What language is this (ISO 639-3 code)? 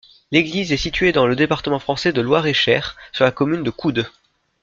fra